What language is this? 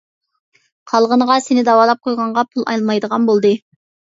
Uyghur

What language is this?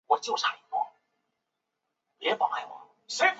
Chinese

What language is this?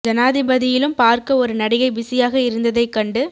Tamil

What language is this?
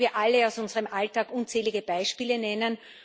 German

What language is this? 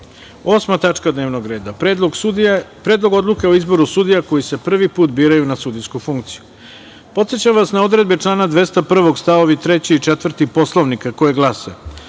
Serbian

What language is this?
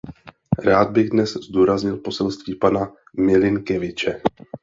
Czech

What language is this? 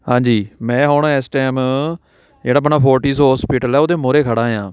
Punjabi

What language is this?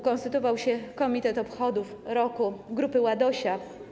Polish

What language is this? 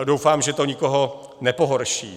Czech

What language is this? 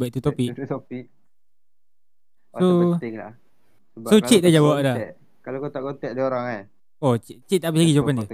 Malay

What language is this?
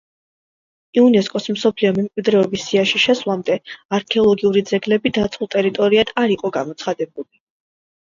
Georgian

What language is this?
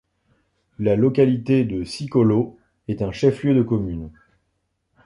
French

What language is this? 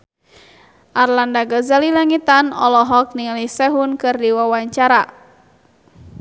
Sundanese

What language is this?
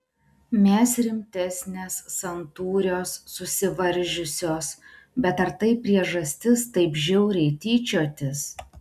Lithuanian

